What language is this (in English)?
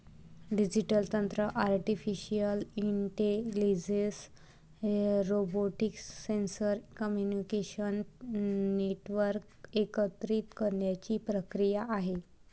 Marathi